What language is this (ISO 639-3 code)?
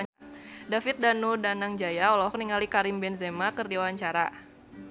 sun